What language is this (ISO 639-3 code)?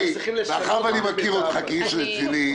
heb